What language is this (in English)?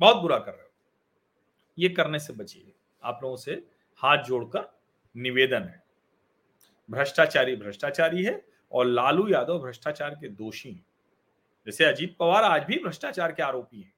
Hindi